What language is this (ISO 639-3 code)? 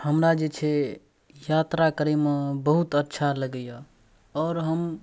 mai